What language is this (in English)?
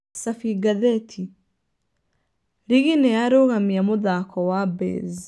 Kikuyu